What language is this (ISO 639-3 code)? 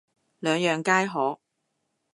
yue